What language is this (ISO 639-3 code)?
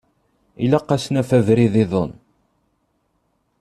kab